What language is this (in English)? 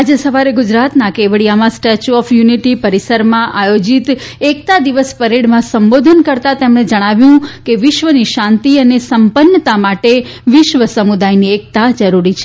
Gujarati